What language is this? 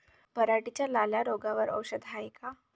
Marathi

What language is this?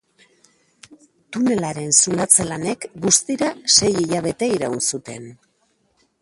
Basque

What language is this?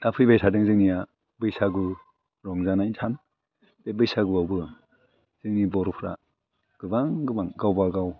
Bodo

